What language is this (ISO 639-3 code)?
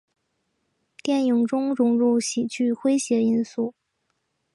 zho